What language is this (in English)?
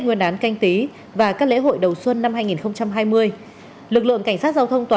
Vietnamese